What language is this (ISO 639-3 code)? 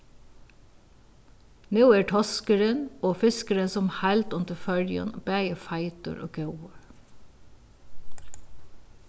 fao